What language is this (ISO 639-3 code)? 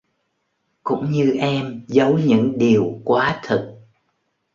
vie